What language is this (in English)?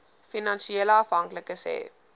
Afrikaans